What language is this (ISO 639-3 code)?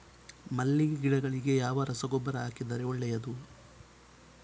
kan